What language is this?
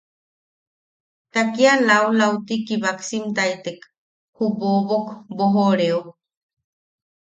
Yaqui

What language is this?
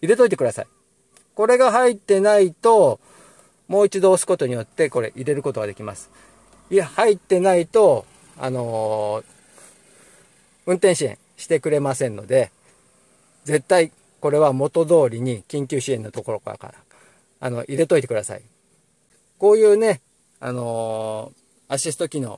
Japanese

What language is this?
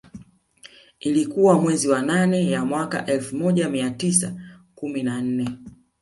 Swahili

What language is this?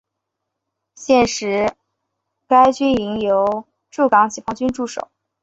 Chinese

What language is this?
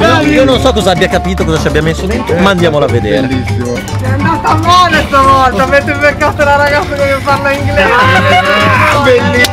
Italian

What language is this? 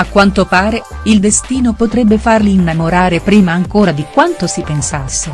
Italian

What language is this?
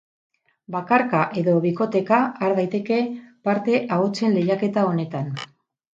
Basque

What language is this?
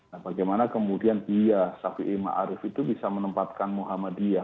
Indonesian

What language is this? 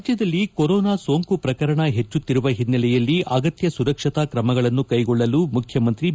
Kannada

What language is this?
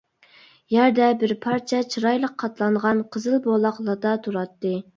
Uyghur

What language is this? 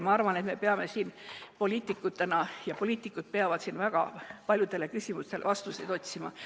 Estonian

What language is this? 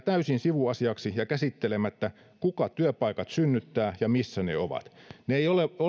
Finnish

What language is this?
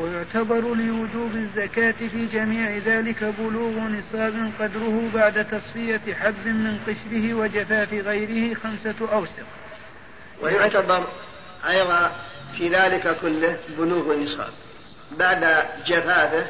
Arabic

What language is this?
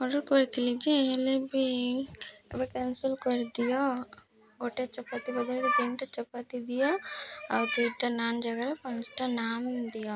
Odia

